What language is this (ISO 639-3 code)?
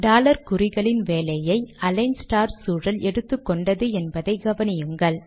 tam